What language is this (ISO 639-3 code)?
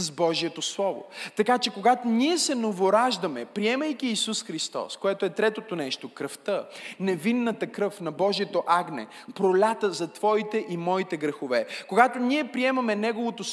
bul